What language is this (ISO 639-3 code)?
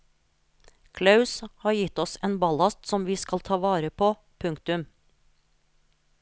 nor